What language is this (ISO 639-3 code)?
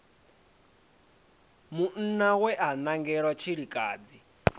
ven